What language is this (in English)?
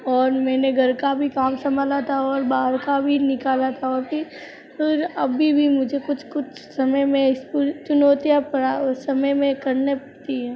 Hindi